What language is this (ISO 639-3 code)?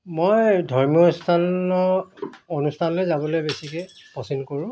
asm